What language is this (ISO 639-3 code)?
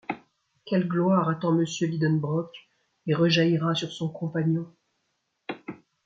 fra